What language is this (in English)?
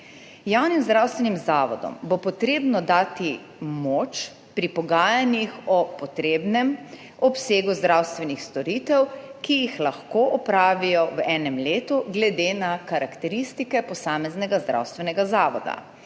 Slovenian